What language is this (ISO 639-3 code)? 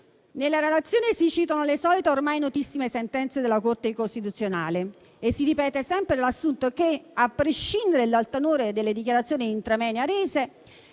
ita